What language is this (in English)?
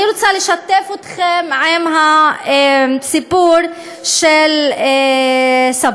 Hebrew